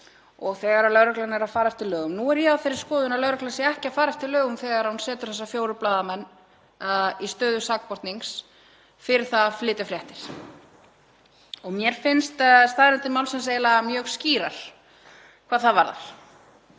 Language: Icelandic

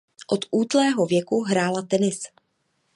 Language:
Czech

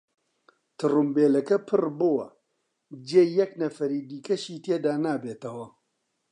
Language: Central Kurdish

